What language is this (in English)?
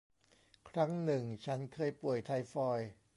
Thai